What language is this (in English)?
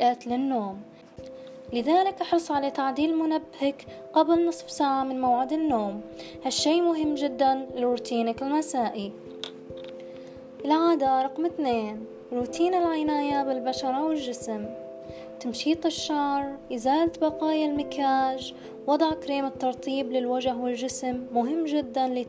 Arabic